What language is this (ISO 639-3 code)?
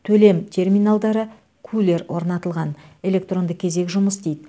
kaz